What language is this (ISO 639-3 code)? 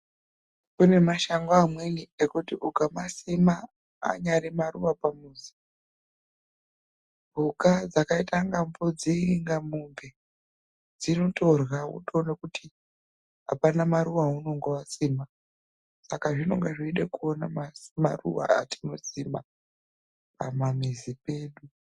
ndc